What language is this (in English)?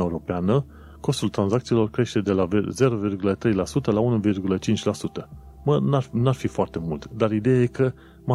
Romanian